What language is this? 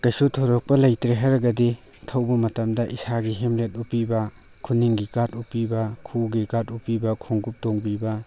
Manipuri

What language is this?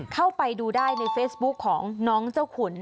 Thai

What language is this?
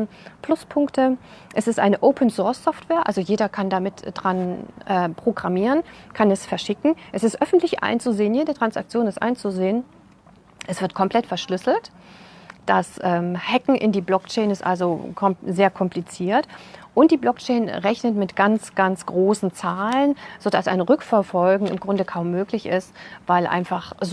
German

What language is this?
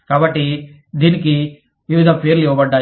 Telugu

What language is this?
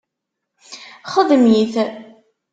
Kabyle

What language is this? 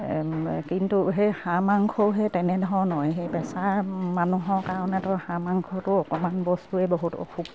Assamese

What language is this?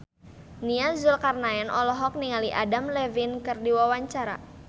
Sundanese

